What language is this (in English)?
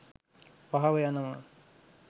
Sinhala